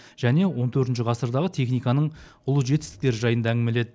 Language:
Kazakh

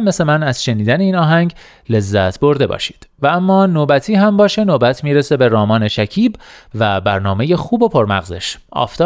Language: Persian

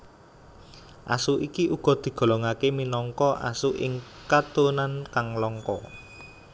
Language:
Javanese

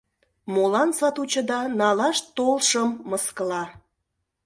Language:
Mari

